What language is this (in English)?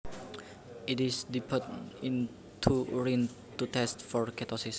Javanese